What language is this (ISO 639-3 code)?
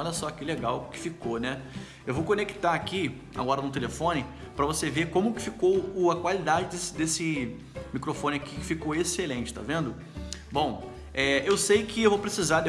por